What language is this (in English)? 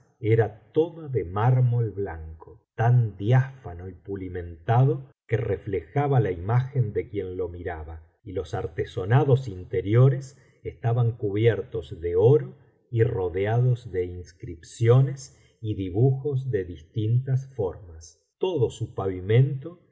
Spanish